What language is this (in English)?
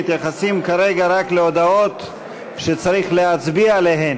Hebrew